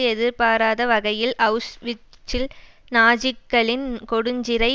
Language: Tamil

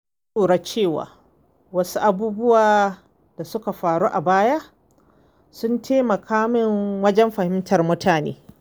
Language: Hausa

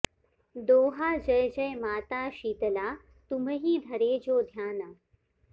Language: Sanskrit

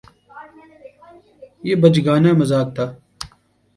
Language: Urdu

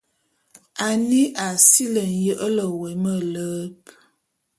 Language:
Bulu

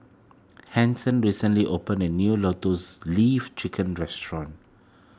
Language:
English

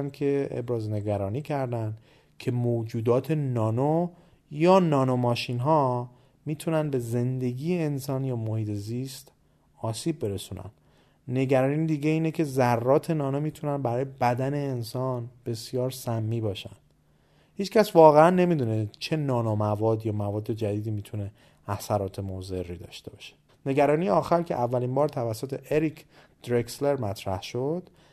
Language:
Persian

